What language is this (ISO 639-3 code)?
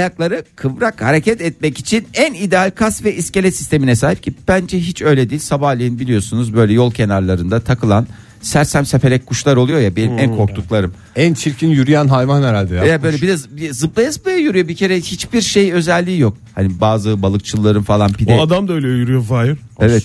tur